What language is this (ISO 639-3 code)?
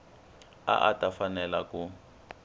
tso